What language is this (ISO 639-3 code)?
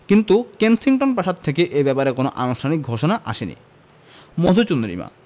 ben